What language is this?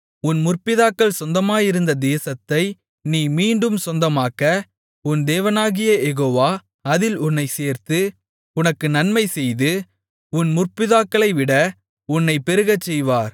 Tamil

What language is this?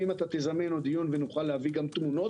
Hebrew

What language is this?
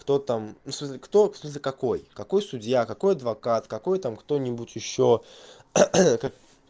Russian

